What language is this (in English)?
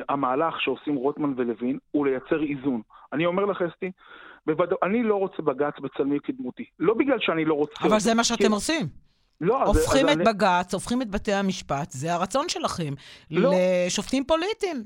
Hebrew